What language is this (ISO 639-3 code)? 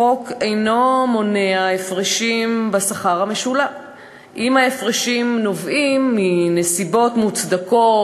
heb